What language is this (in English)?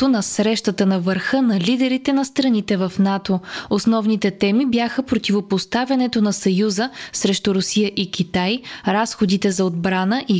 Bulgarian